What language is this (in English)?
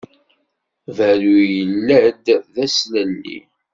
Kabyle